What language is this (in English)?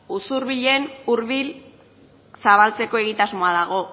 Basque